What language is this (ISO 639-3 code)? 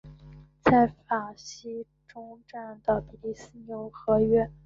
zho